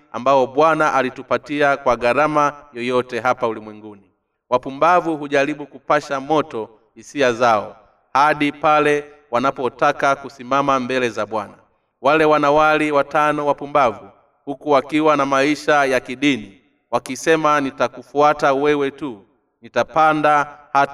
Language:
Swahili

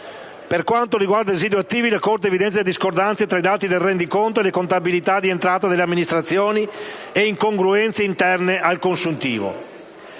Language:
Italian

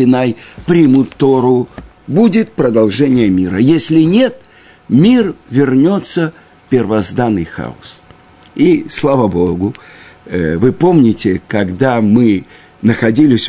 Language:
Russian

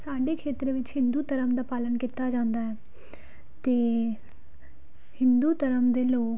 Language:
Punjabi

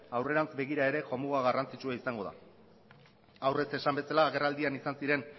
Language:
Basque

